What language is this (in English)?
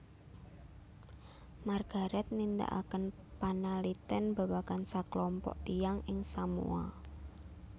Javanese